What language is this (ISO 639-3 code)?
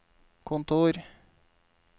nor